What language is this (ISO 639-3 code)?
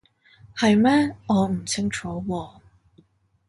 yue